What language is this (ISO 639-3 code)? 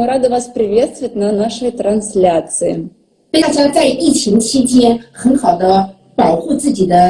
rus